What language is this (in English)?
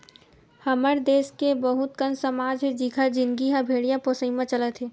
Chhattisgarhi